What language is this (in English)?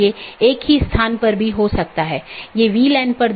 Hindi